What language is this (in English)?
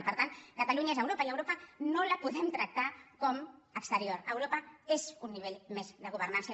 Catalan